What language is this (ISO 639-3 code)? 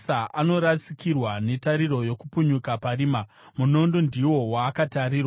sna